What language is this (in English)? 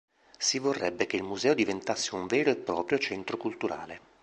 Italian